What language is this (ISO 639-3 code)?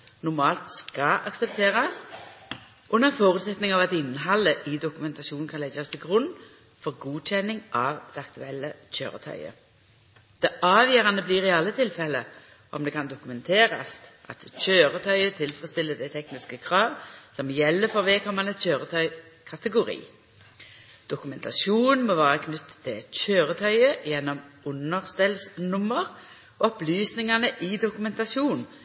nno